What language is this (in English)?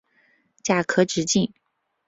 Chinese